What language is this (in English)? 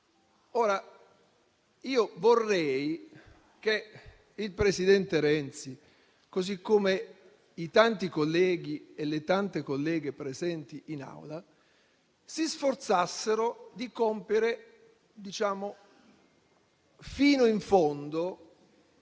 Italian